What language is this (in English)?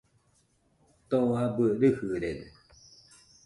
Nüpode Huitoto